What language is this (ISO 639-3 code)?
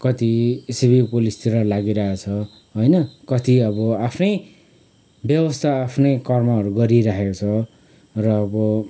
nep